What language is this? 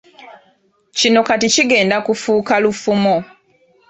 Ganda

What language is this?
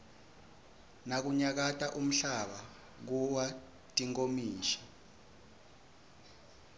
Swati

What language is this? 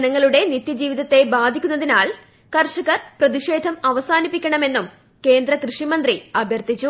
Malayalam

